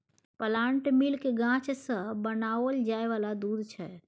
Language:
Maithili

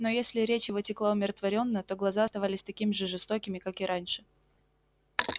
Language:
Russian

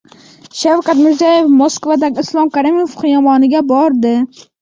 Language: Uzbek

